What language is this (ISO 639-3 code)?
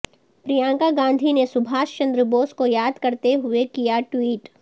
urd